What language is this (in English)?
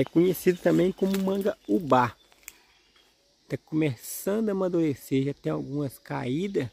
Portuguese